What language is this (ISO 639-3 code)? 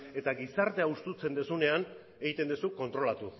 eus